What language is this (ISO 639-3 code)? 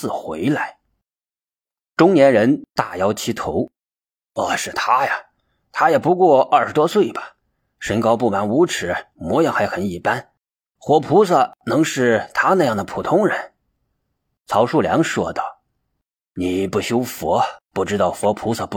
zho